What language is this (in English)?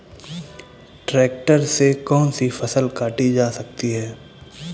Hindi